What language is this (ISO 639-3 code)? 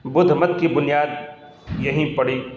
urd